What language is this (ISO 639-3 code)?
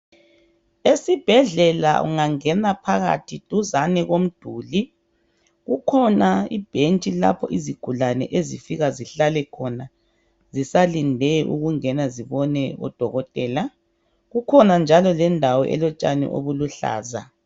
nde